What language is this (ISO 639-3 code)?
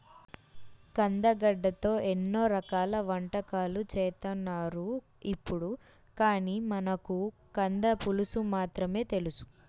tel